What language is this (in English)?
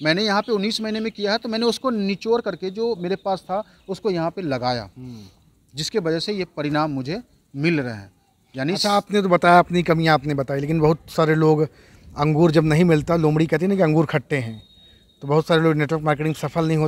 Hindi